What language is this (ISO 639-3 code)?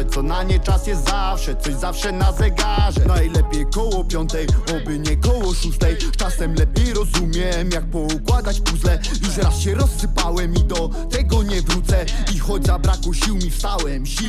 pol